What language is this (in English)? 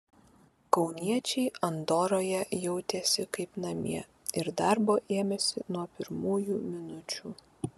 Lithuanian